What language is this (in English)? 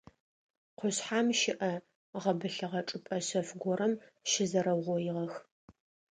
Adyghe